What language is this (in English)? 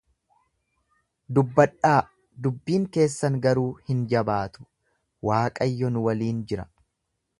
Oromo